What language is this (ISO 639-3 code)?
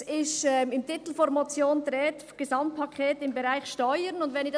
gsw